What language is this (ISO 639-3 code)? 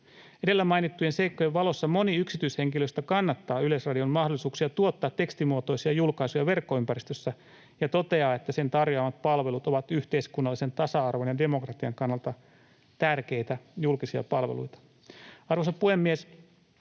fin